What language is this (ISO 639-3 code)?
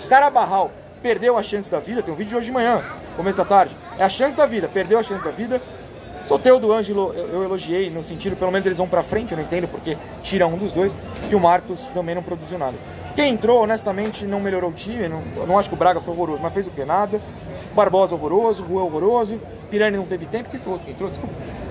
por